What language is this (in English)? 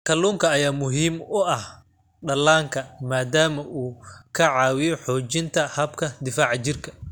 Somali